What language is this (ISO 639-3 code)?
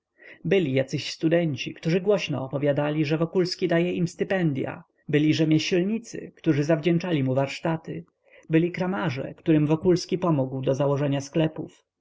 pol